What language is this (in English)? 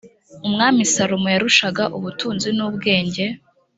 Kinyarwanda